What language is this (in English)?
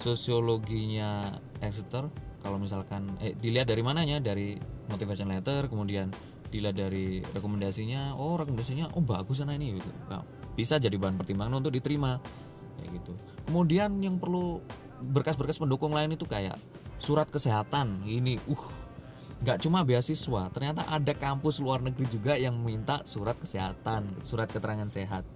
Indonesian